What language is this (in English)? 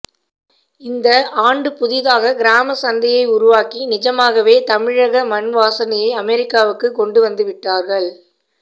Tamil